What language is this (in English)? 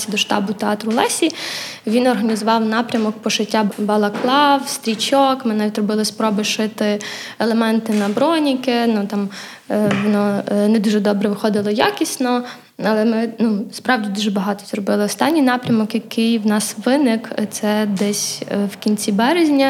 Ukrainian